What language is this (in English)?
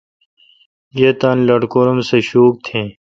Kalkoti